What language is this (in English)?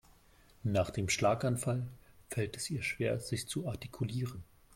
German